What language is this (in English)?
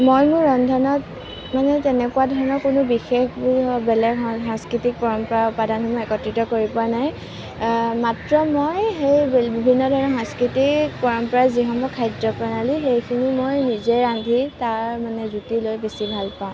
Assamese